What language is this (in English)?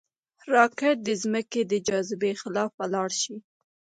Pashto